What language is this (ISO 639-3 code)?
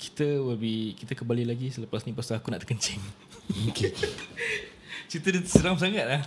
msa